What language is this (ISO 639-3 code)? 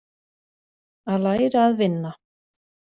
isl